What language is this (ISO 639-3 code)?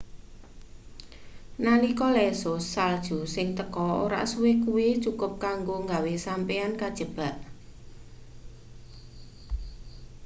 jav